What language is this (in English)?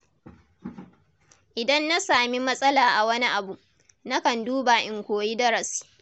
Hausa